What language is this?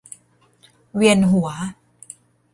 Thai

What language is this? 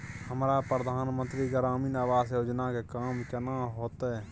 Maithili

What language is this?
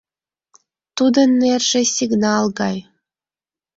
Mari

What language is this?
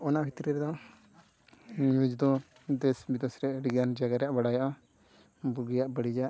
Santali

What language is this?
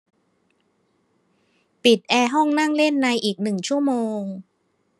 Thai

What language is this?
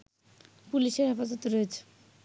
Bangla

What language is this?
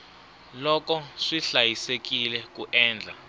Tsonga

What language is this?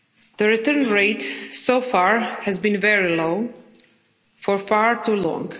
English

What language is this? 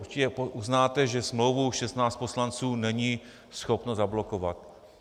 Czech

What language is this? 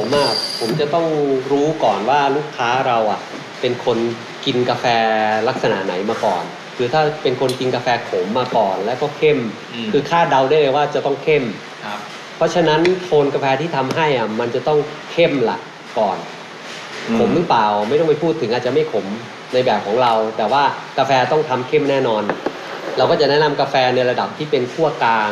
Thai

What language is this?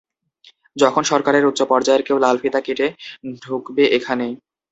Bangla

